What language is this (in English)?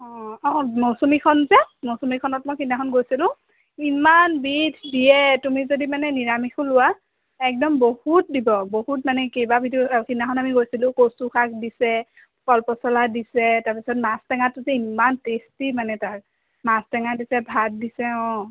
Assamese